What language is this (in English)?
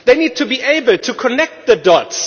English